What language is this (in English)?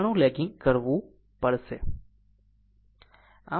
Gujarati